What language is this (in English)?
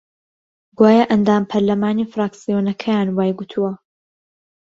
Central Kurdish